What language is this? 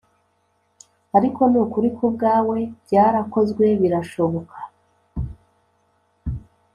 Kinyarwanda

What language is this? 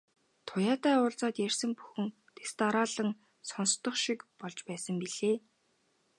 Mongolian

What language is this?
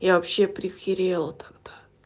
Russian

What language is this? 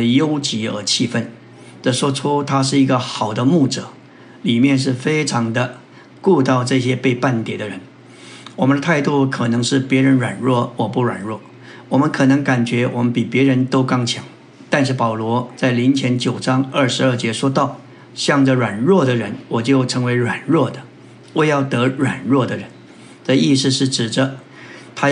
Chinese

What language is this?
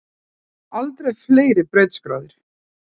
Icelandic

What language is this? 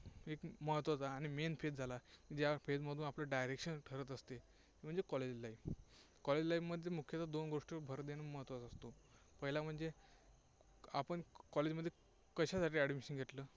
Marathi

